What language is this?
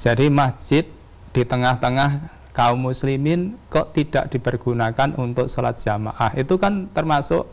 Indonesian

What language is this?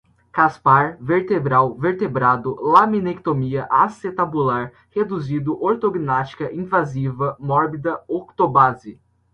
Portuguese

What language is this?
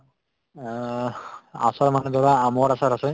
Assamese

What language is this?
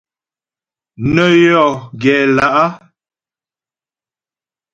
Ghomala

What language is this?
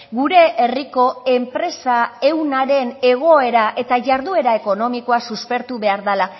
Basque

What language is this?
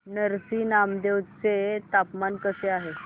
Marathi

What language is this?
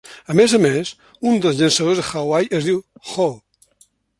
Catalan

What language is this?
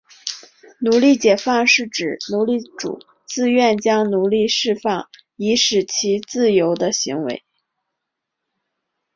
Chinese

